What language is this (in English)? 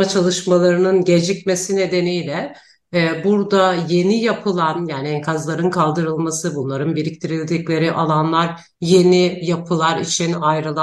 Turkish